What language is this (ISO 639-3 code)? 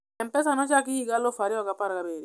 luo